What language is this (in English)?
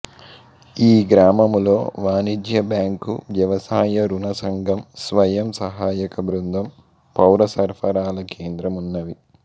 Telugu